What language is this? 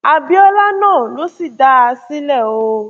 Yoruba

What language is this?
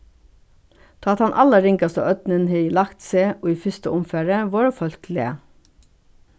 Faroese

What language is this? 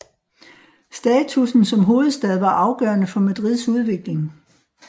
Danish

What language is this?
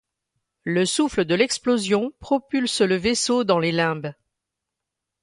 French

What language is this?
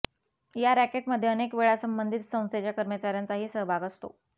Marathi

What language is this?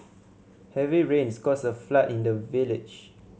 English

